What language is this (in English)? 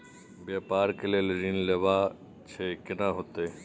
Maithili